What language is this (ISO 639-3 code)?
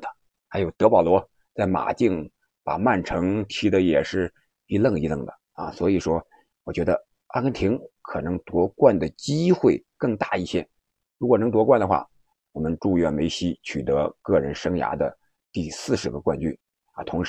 zho